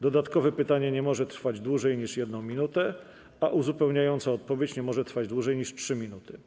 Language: Polish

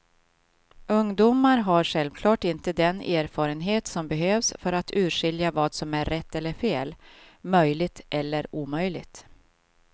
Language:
Swedish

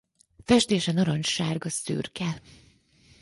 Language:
Hungarian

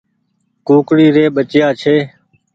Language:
Goaria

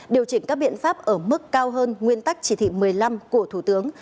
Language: Vietnamese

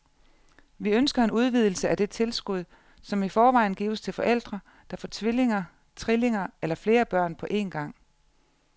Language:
Danish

